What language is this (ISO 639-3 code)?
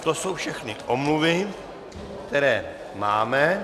ces